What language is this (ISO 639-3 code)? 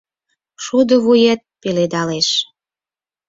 chm